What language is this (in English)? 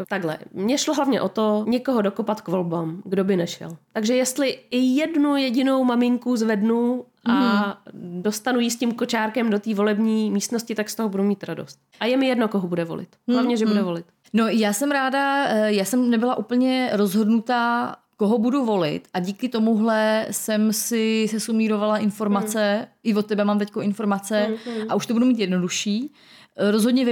Czech